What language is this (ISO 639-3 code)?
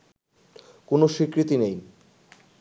ben